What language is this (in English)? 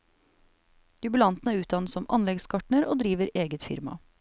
Norwegian